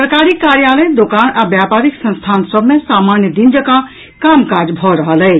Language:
Maithili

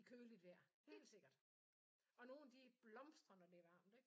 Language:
Danish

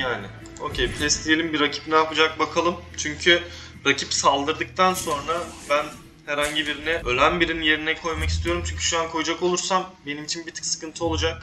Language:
Turkish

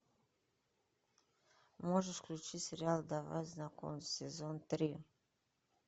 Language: Russian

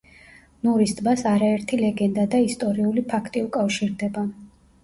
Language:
Georgian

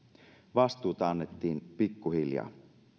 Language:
Finnish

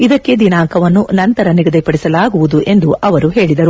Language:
Kannada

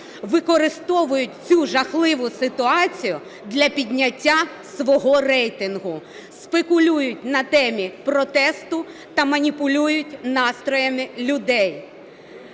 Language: Ukrainian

